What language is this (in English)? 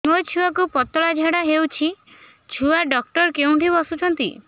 Odia